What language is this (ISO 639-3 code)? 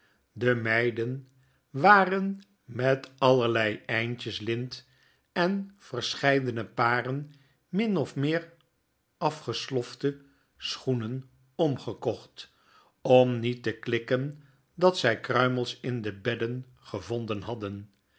nld